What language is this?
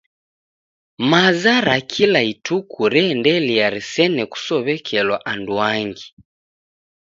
Taita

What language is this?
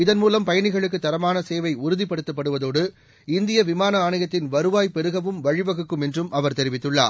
Tamil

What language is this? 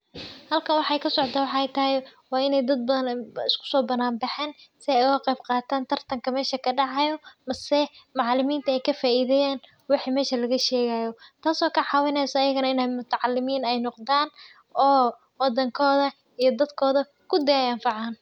Somali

